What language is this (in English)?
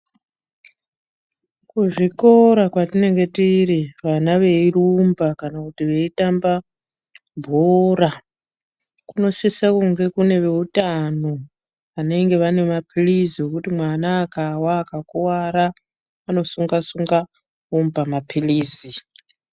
Ndau